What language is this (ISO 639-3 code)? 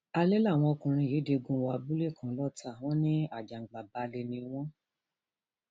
yor